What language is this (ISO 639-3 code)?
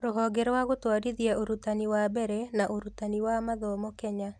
kik